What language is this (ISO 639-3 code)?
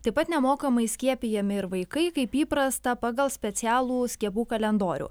lit